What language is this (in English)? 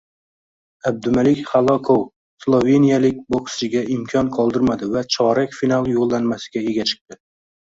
Uzbek